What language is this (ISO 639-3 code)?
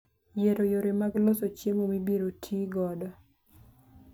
luo